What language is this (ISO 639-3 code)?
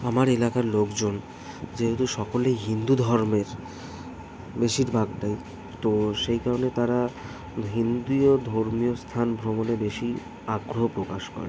ben